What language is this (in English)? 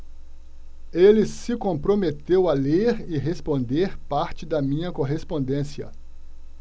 Portuguese